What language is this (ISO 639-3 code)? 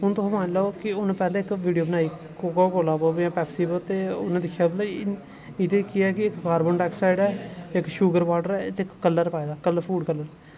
doi